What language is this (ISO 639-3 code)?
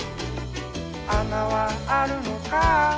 jpn